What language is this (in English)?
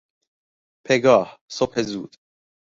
Persian